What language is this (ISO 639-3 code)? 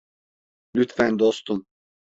tur